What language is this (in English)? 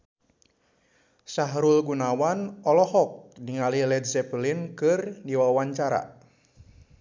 Sundanese